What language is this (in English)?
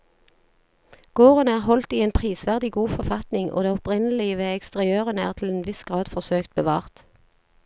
Norwegian